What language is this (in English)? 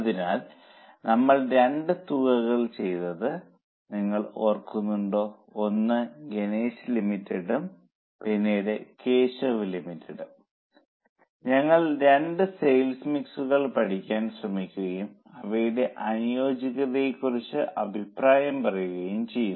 Malayalam